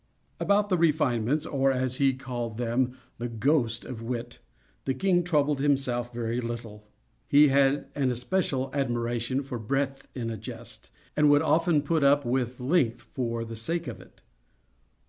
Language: English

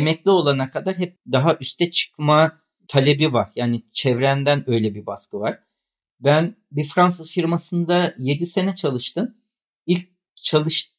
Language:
Turkish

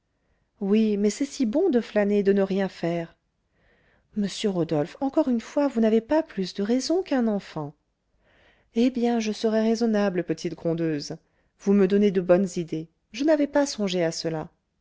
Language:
French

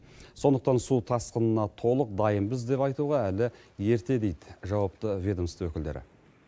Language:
Kazakh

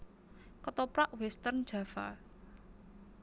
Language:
Javanese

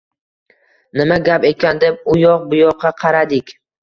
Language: Uzbek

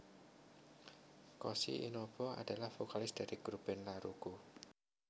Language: Javanese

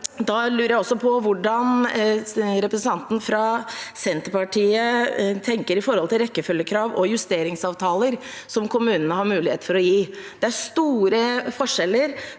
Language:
Norwegian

